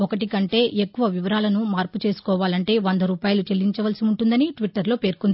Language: Telugu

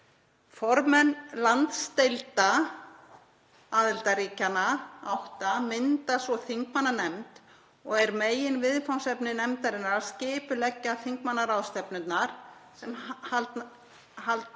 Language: Icelandic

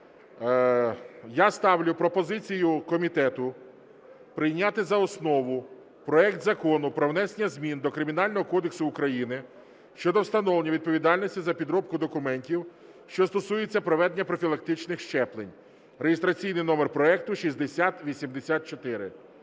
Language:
Ukrainian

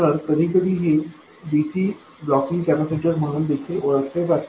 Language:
Marathi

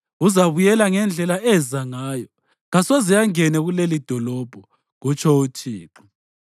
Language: North Ndebele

